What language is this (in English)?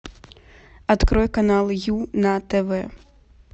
Russian